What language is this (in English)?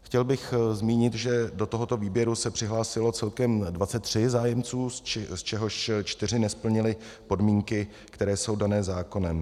Czech